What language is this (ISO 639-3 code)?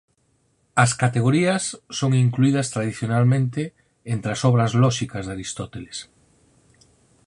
glg